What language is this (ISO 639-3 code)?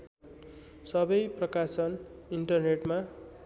nep